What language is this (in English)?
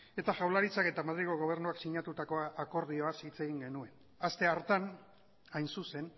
Basque